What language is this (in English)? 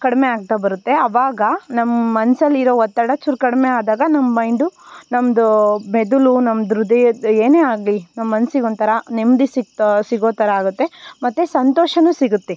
Kannada